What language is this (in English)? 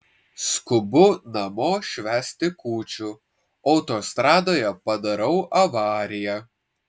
Lithuanian